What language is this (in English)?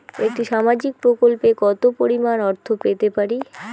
Bangla